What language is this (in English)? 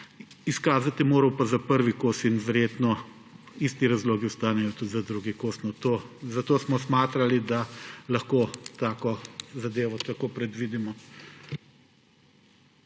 Slovenian